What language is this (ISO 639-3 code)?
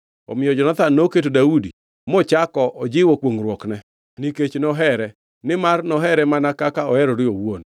luo